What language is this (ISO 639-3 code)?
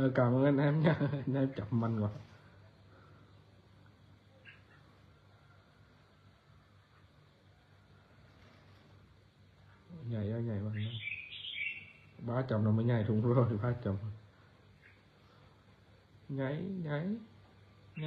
vie